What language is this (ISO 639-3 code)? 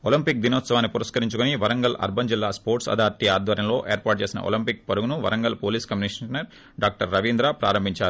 tel